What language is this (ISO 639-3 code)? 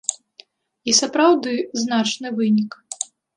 bel